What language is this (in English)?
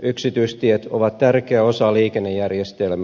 Finnish